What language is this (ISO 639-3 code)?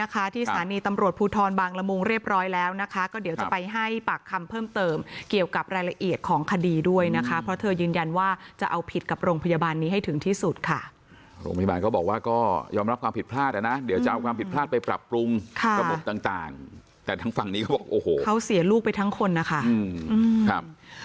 tha